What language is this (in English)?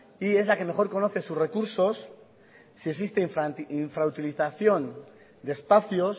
Spanish